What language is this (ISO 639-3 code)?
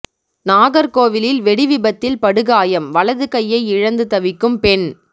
tam